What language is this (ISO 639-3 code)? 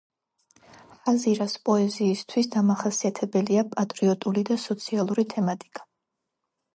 kat